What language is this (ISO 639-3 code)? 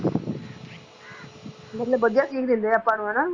pan